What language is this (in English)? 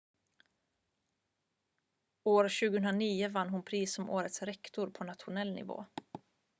Swedish